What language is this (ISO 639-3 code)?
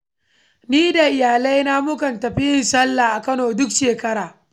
hau